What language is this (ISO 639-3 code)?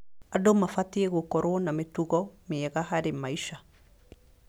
kik